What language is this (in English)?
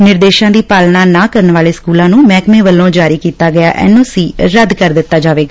Punjabi